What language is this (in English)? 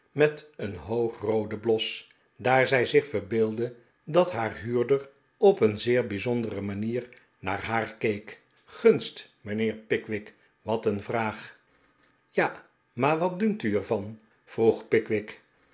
Dutch